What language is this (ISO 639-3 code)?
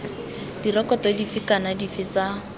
tsn